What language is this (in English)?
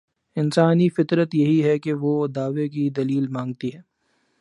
Urdu